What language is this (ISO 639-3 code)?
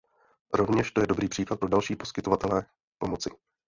ces